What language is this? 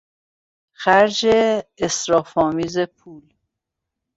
Persian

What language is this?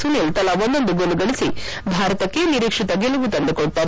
Kannada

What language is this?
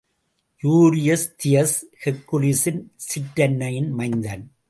Tamil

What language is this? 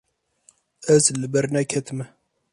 Kurdish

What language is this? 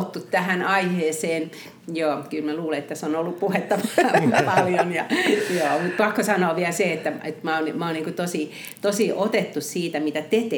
Finnish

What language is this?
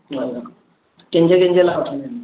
Sindhi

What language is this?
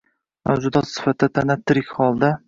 Uzbek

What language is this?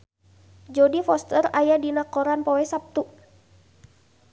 Sundanese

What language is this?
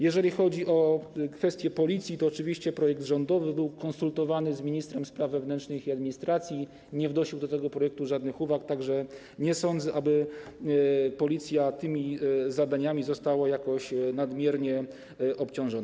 Polish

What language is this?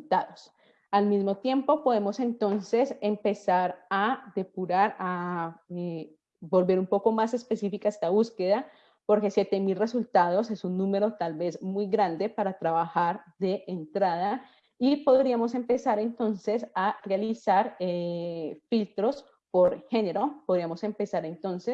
Spanish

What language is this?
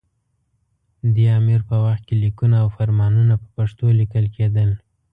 Pashto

